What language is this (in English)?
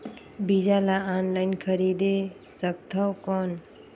Chhattisgarhi